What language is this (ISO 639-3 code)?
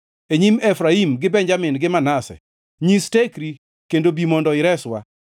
luo